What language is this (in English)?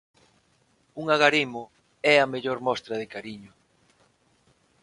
Galician